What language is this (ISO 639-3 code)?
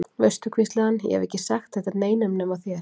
isl